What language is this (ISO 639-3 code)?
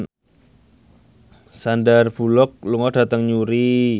jav